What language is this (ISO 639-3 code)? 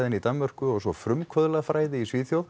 isl